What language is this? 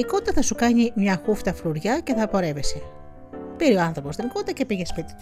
Greek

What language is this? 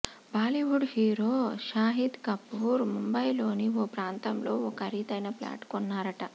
Telugu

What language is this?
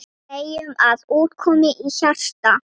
Icelandic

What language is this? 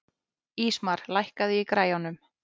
Icelandic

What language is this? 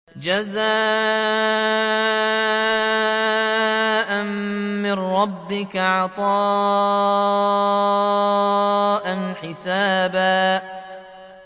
Arabic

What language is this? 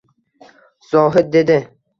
Uzbek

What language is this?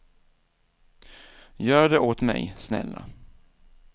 Swedish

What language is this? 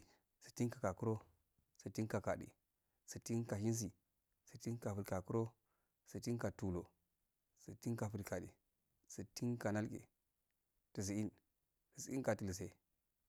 Afade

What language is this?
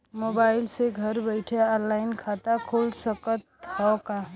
Bhojpuri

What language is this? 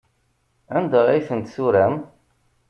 Kabyle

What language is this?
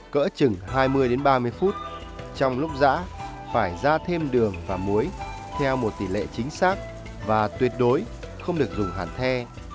Vietnamese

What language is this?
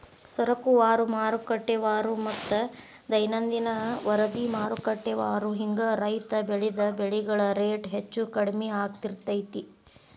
Kannada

